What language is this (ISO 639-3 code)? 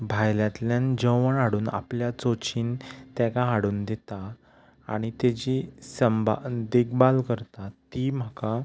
kok